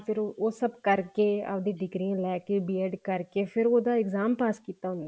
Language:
Punjabi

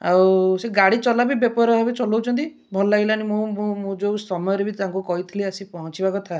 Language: Odia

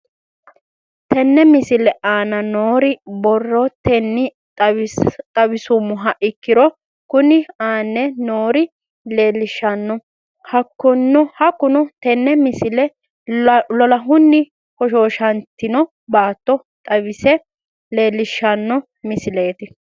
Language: Sidamo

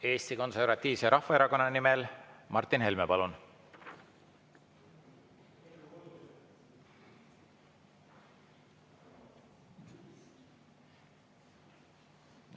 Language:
Estonian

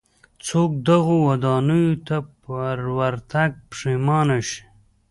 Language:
Pashto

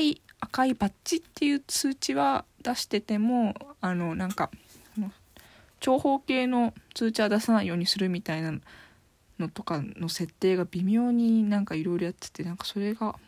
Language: Japanese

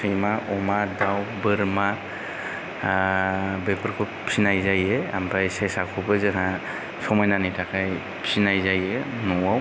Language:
Bodo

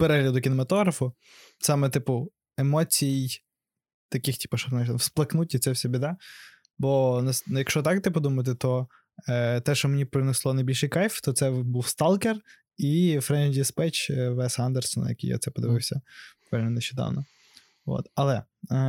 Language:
Ukrainian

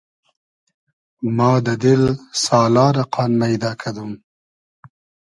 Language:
Hazaragi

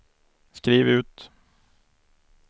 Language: Swedish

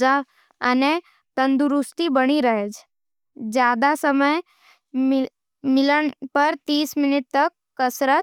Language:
Nimadi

